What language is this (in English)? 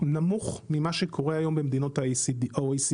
Hebrew